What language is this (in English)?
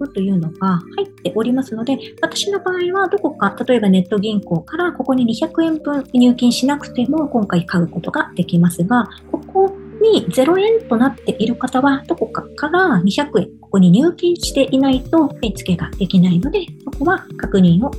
Japanese